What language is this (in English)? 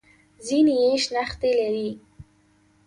Pashto